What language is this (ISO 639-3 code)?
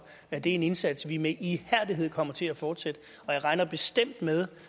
dan